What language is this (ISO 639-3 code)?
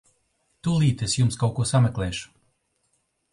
lav